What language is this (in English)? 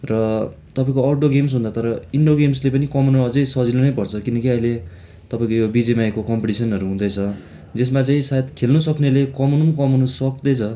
Nepali